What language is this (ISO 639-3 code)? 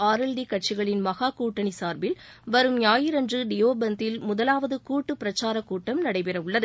tam